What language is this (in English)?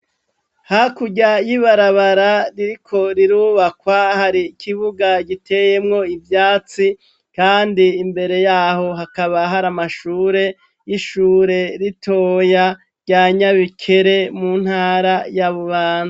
Rundi